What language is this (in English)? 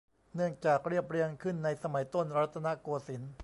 Thai